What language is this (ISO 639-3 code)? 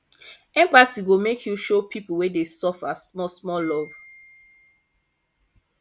pcm